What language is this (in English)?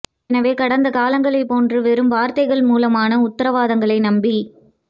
Tamil